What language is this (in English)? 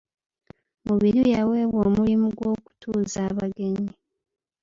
Ganda